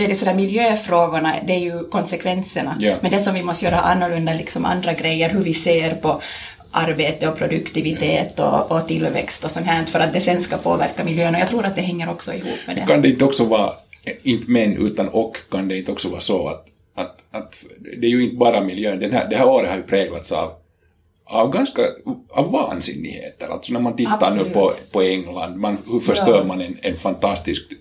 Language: Swedish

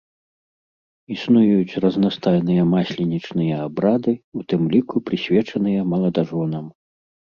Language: Belarusian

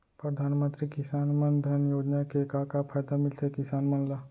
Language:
Chhattisgarhi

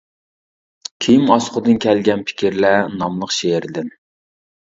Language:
Uyghur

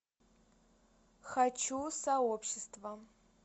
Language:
Russian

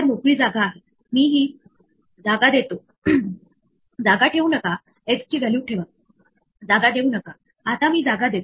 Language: Marathi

